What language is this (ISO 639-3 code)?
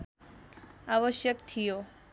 nep